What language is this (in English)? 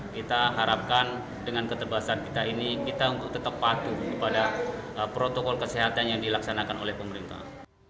Indonesian